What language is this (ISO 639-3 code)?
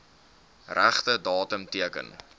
afr